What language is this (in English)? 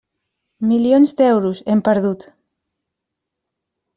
Catalan